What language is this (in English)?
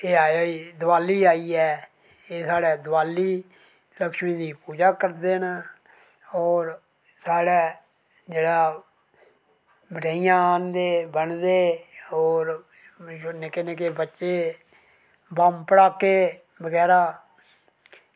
Dogri